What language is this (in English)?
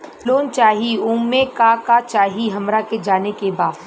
Bhojpuri